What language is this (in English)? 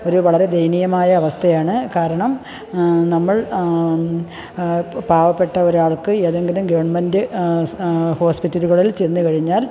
Malayalam